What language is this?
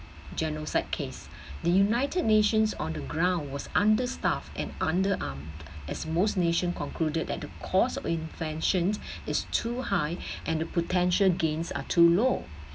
English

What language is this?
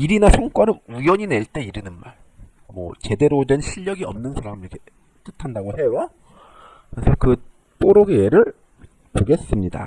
Korean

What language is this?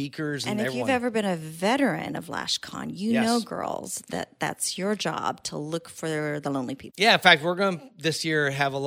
English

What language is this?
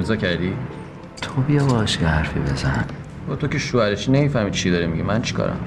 Persian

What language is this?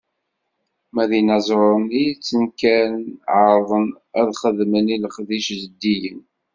Kabyle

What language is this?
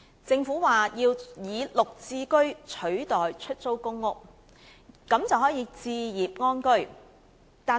Cantonese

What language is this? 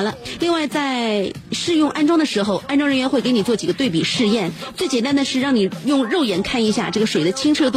Chinese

